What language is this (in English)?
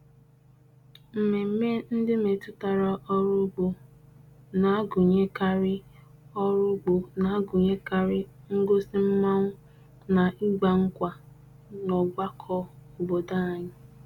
Igbo